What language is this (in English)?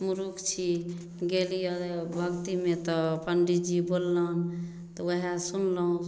Maithili